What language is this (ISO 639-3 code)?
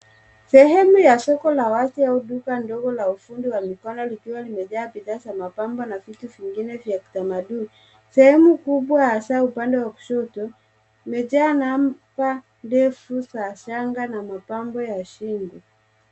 swa